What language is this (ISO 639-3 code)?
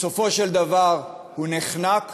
heb